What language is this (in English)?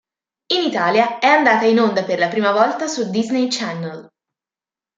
Italian